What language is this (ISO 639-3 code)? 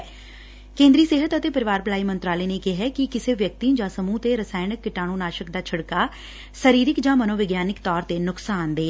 pan